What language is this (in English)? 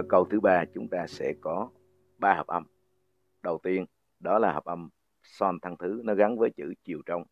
Vietnamese